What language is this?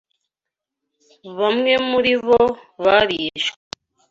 Kinyarwanda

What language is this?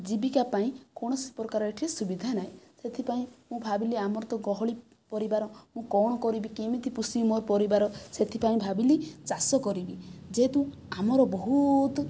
Odia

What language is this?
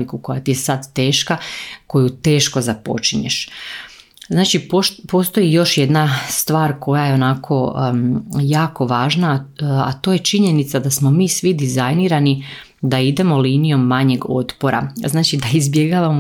Croatian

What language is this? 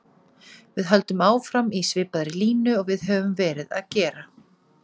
Icelandic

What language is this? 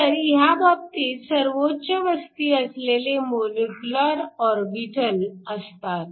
Marathi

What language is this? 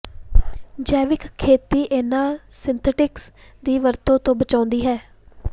Punjabi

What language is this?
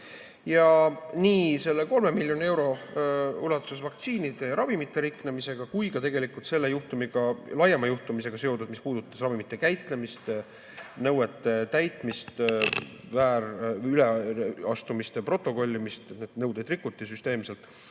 Estonian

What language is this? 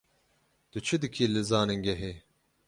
Kurdish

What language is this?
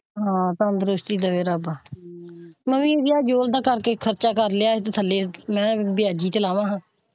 Punjabi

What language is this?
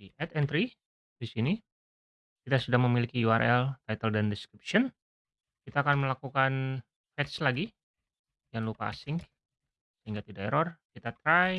Indonesian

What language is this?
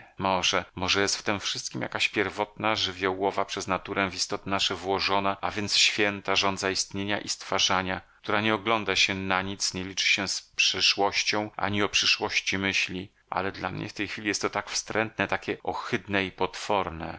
Polish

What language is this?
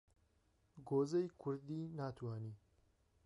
Central Kurdish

